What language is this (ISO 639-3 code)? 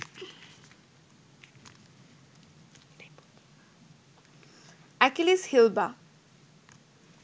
ben